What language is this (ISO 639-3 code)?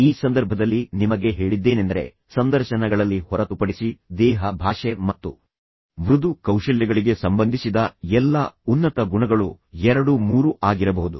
kan